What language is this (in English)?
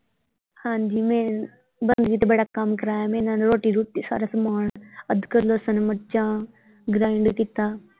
Punjabi